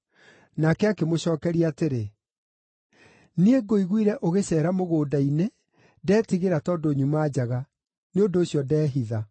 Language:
Kikuyu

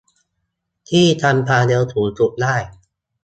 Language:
Thai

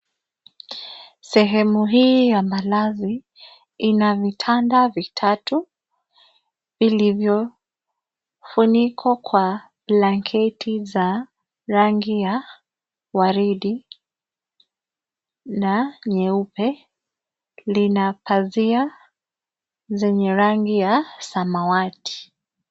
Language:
Swahili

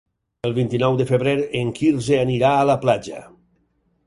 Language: Catalan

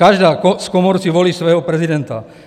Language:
Czech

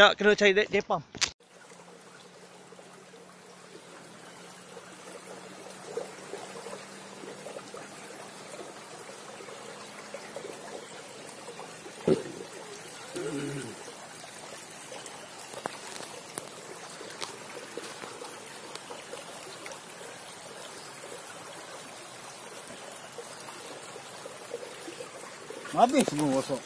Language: Malay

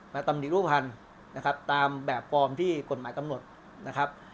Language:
Thai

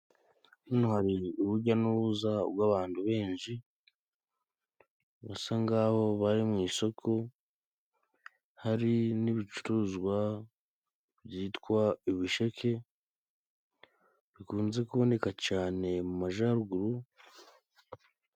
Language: Kinyarwanda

